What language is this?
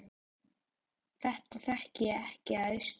Icelandic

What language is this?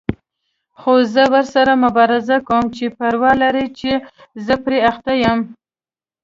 Pashto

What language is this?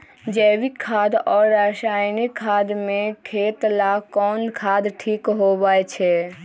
Magahi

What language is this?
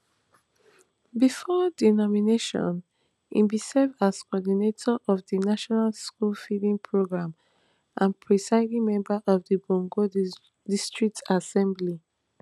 Nigerian Pidgin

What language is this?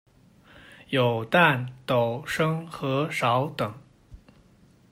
Chinese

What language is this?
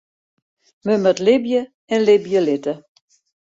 Western Frisian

